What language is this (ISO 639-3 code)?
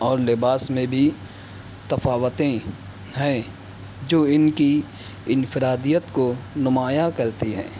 urd